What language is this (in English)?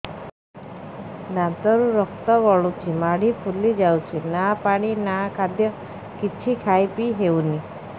Odia